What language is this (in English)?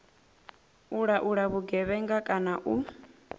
Venda